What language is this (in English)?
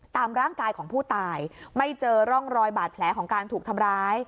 Thai